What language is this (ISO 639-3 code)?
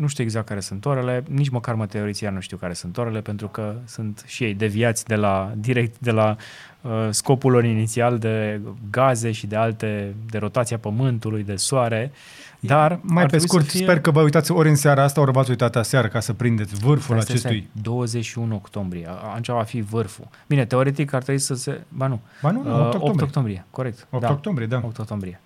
ron